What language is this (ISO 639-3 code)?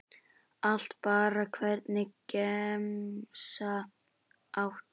isl